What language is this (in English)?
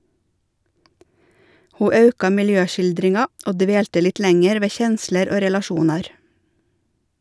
Norwegian